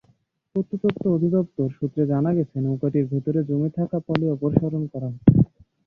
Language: Bangla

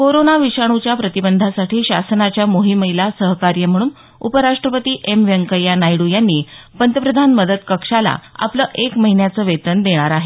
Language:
Marathi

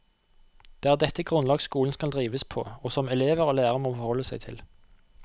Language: Norwegian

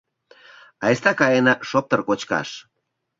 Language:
Mari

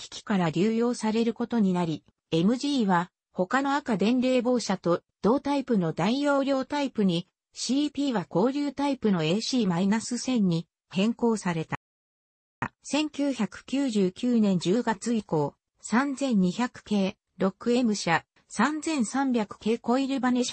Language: Japanese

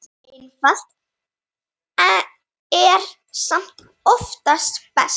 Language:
Icelandic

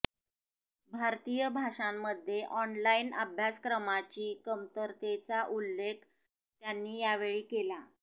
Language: Marathi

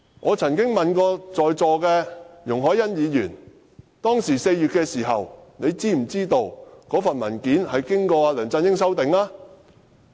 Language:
Cantonese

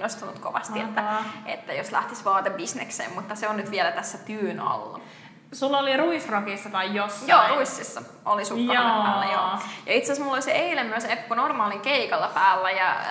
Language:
Finnish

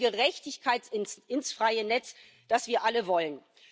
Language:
German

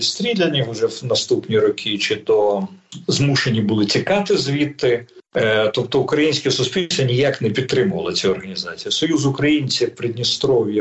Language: Ukrainian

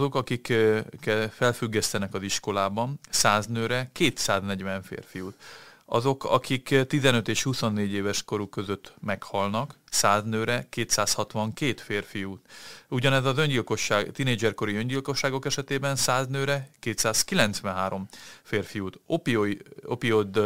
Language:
Hungarian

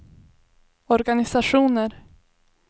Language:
Swedish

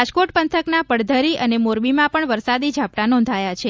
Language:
Gujarati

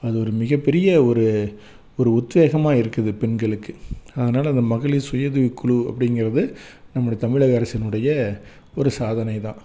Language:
Tamil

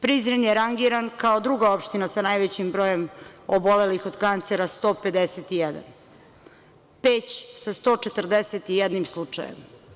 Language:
Serbian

